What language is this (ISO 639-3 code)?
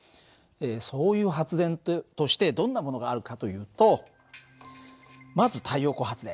jpn